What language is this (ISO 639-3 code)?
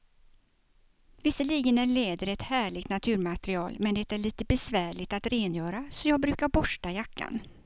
swe